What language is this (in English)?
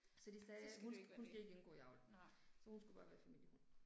Danish